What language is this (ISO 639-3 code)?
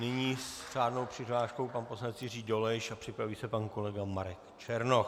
ces